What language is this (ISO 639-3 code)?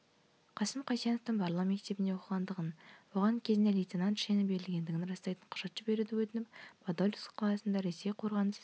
kaz